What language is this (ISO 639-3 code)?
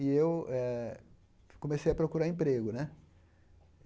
por